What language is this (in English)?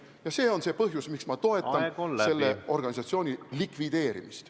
Estonian